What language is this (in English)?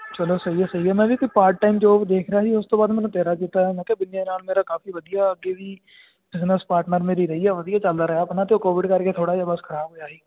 Punjabi